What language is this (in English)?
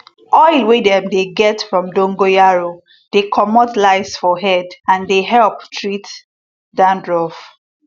Nigerian Pidgin